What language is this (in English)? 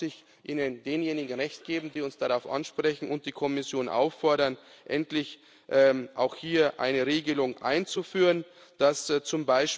German